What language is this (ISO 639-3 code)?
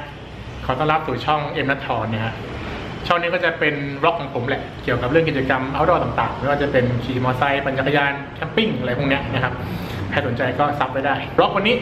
tha